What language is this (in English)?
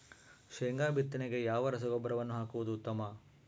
Kannada